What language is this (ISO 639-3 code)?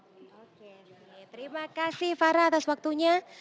ind